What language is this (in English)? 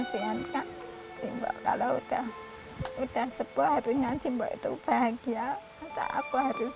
Indonesian